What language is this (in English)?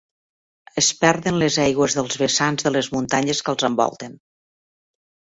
Catalan